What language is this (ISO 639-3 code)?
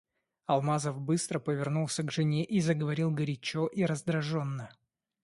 rus